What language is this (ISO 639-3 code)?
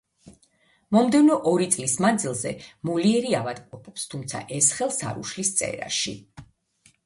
kat